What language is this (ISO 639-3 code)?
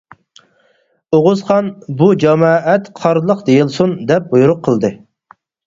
uig